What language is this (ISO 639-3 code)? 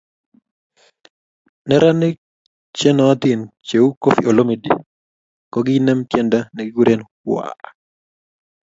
kln